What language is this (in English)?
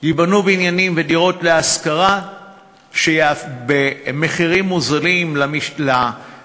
Hebrew